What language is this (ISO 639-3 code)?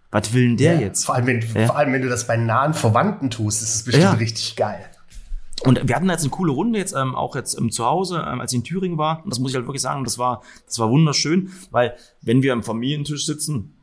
deu